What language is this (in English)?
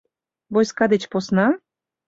Mari